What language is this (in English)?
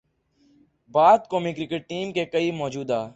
Urdu